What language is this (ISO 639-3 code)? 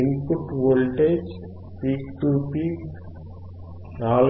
tel